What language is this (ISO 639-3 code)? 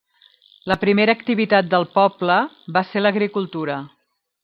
cat